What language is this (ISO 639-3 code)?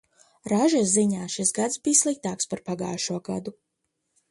lav